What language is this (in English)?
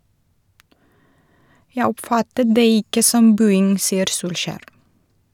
Norwegian